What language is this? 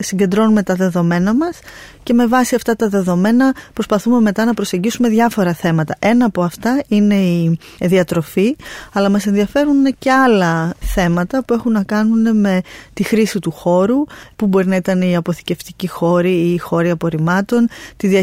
Greek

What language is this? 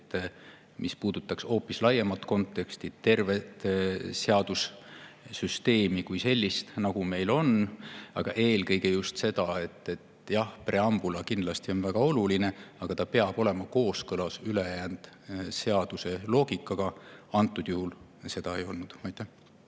Estonian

